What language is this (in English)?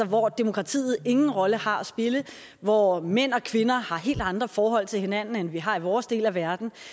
Danish